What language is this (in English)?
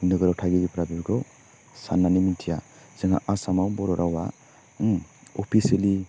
Bodo